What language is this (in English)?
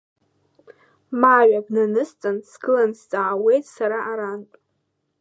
Abkhazian